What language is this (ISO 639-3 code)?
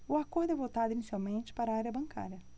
por